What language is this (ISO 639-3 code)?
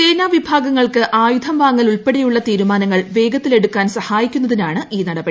mal